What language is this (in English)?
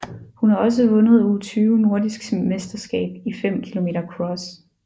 Danish